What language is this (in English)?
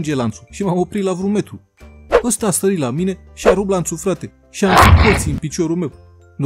Romanian